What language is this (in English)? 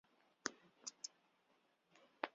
Chinese